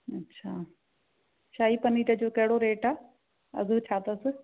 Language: Sindhi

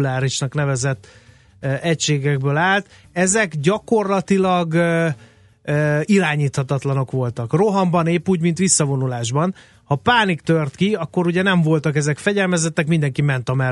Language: Hungarian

